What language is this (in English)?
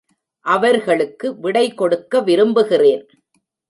Tamil